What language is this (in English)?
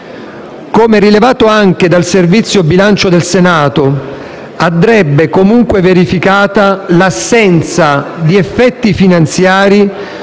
Italian